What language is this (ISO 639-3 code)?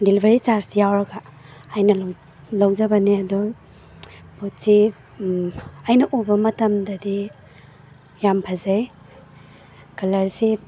mni